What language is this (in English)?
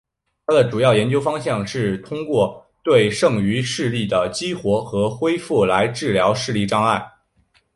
Chinese